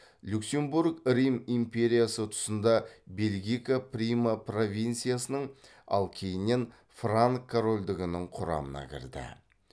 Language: Kazakh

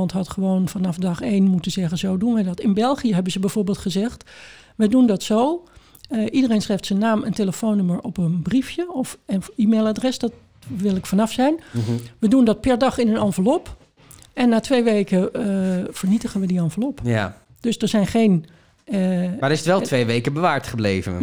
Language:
Dutch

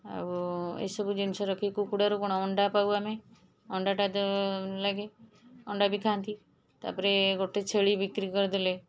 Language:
Odia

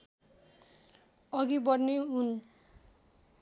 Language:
Nepali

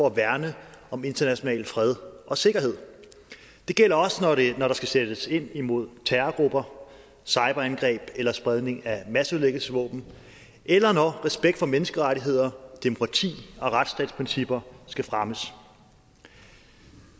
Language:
Danish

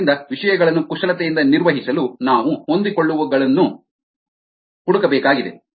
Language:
Kannada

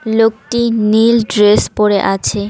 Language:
Bangla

